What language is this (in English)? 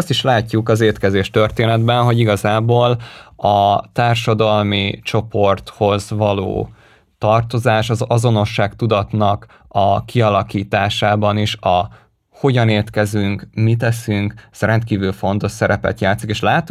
Hungarian